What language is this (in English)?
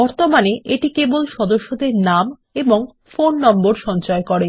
Bangla